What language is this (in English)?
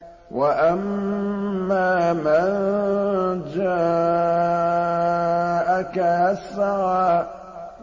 Arabic